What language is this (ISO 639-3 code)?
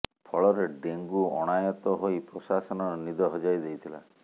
ori